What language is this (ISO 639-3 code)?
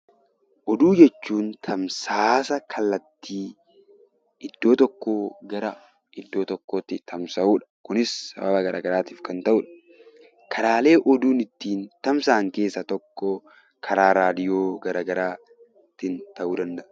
orm